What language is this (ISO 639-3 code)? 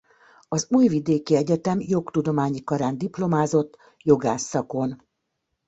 hun